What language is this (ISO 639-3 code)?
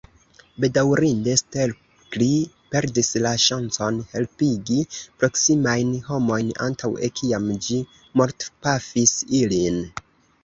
epo